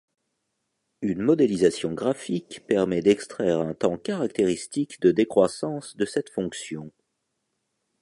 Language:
French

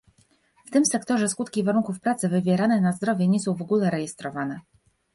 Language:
Polish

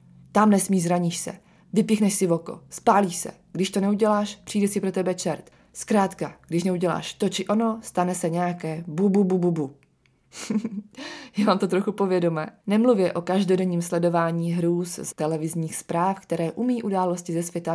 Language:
Czech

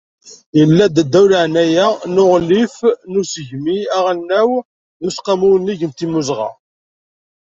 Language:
Kabyle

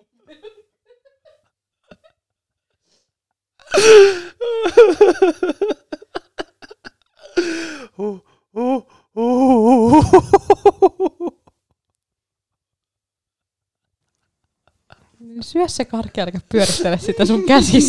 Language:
Finnish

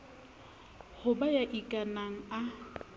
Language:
Southern Sotho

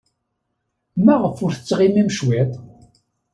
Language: Kabyle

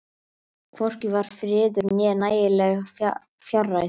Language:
Icelandic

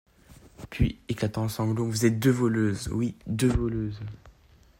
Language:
French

